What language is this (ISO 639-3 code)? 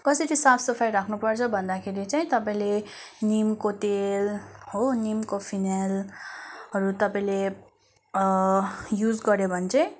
nep